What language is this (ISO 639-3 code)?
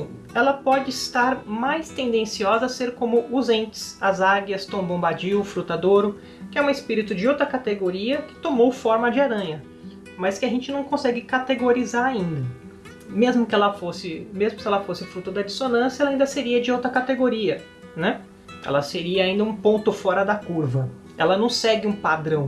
por